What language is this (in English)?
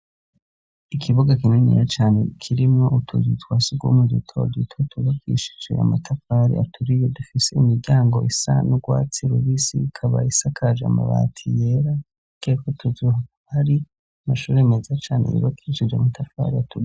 Rundi